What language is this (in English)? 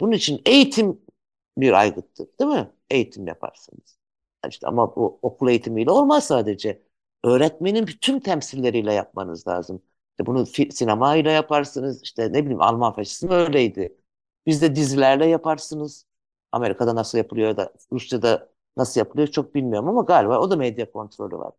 Turkish